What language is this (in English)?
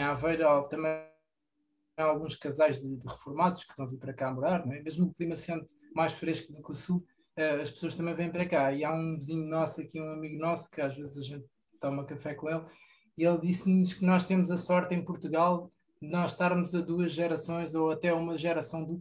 Portuguese